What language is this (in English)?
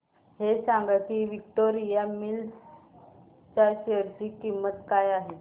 Marathi